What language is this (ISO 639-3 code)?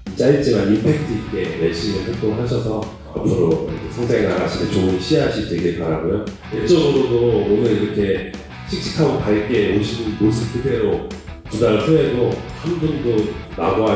kor